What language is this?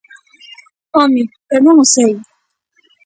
Galician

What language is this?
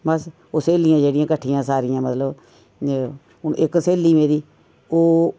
Dogri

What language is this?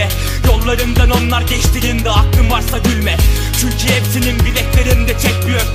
Turkish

